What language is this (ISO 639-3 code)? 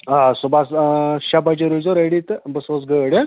kas